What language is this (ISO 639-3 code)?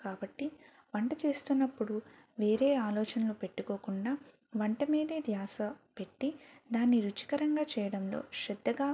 tel